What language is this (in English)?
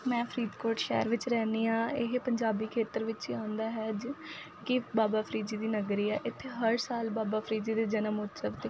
Punjabi